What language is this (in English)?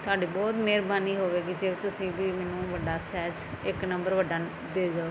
Punjabi